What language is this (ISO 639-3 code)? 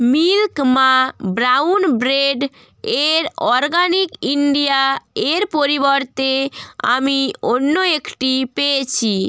ben